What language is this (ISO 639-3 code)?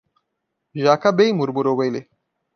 por